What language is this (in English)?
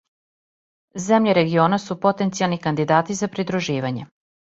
Serbian